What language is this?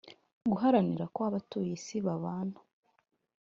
Kinyarwanda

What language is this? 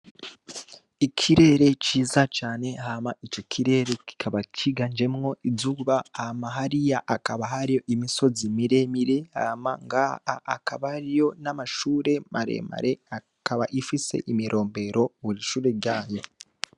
Rundi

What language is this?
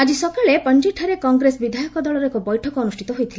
Odia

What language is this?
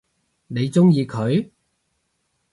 Cantonese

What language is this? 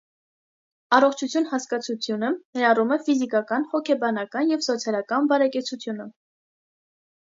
Armenian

